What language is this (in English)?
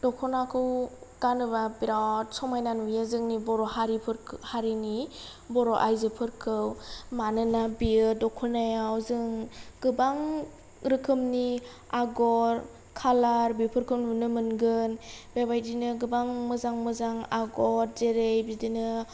Bodo